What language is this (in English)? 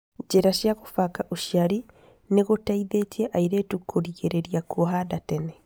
Kikuyu